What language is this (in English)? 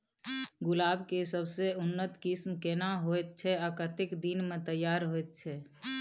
Maithili